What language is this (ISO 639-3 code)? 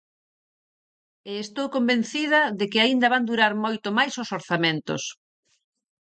glg